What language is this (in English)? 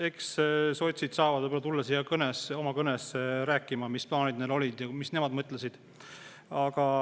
Estonian